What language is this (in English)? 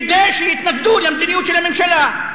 Hebrew